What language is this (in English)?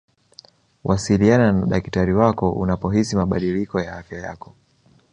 Swahili